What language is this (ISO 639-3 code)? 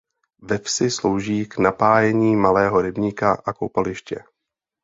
ces